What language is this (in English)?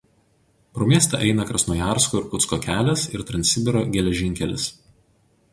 Lithuanian